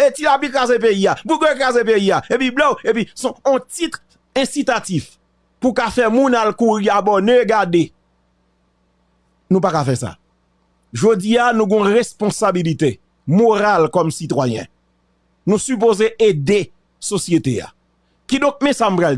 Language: French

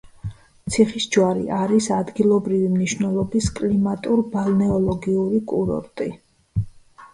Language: Georgian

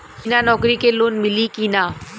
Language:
Bhojpuri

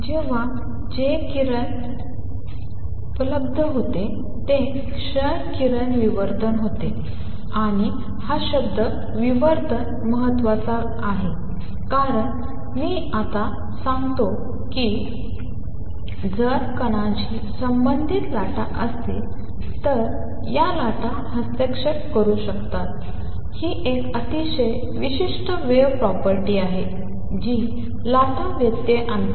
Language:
Marathi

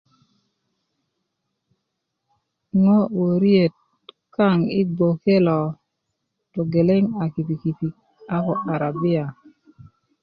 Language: Kuku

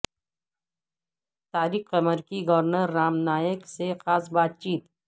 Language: Urdu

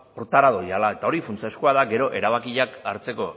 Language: Basque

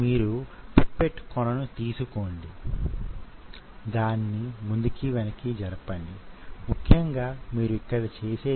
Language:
Telugu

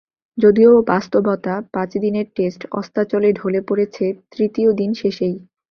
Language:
Bangla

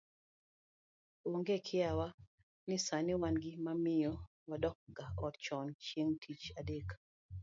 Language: Luo (Kenya and Tanzania)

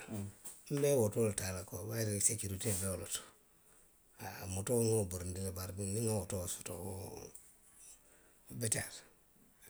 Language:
Western Maninkakan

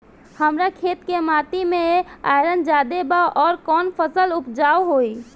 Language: Bhojpuri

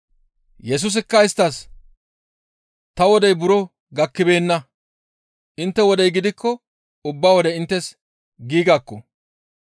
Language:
Gamo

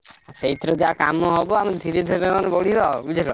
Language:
Odia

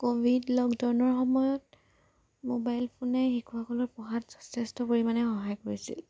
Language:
Assamese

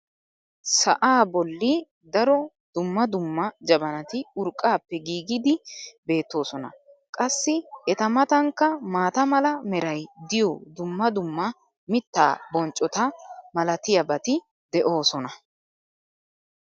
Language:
Wolaytta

